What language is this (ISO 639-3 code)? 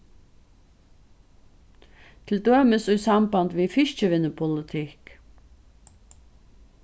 fao